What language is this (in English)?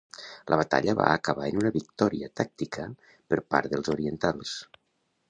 Catalan